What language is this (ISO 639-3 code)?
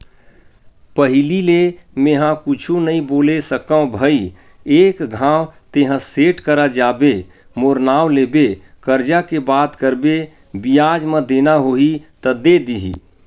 hne